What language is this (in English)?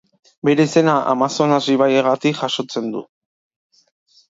Basque